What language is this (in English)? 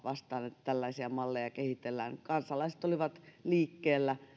Finnish